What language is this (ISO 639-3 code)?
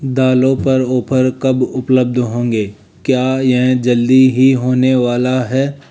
hin